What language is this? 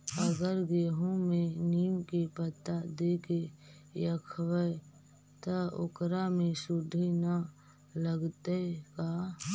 Magahi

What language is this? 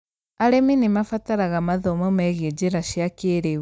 Kikuyu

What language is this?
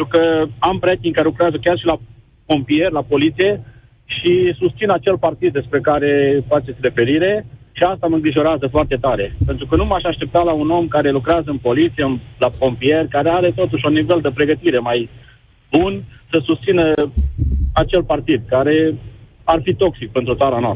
Romanian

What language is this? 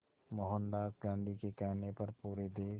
Hindi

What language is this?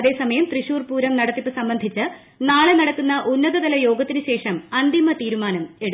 Malayalam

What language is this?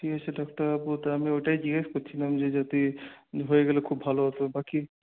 Bangla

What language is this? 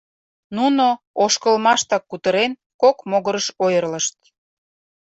Mari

